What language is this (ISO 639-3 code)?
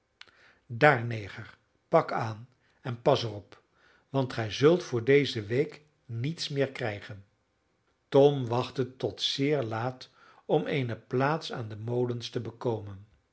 nld